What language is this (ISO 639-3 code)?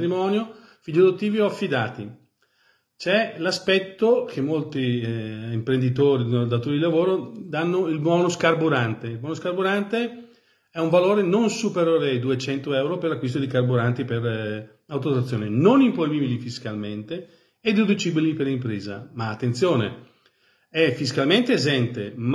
ita